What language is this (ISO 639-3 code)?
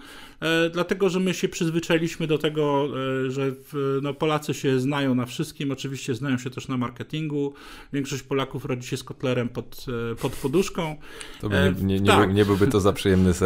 pol